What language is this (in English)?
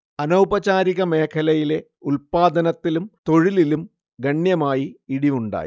Malayalam